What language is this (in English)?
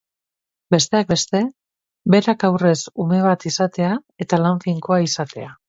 Basque